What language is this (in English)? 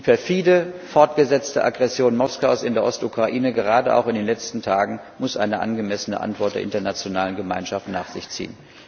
German